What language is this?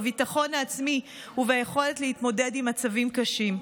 Hebrew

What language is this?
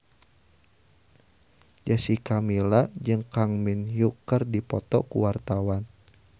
Sundanese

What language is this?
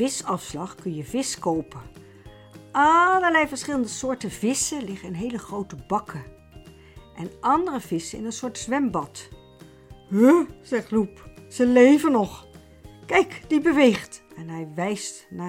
Dutch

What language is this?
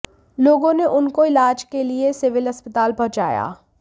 Hindi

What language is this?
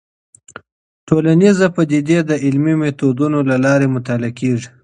Pashto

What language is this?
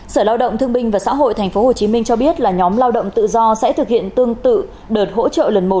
Vietnamese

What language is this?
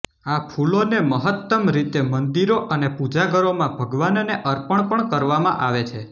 Gujarati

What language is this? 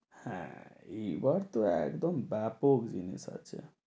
Bangla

